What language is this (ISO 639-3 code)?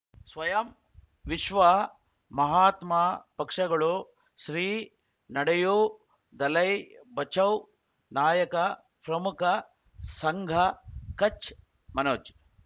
kan